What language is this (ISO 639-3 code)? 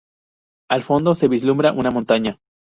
spa